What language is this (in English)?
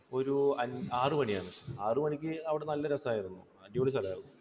Malayalam